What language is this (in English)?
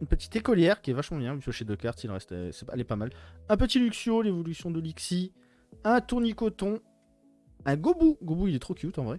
French